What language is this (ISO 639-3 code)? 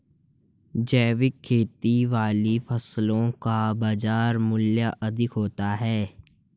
hin